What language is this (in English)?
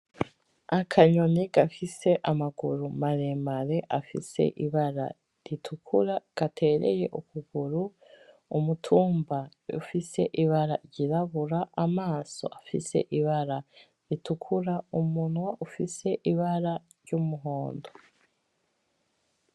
Rundi